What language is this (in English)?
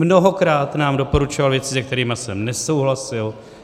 Czech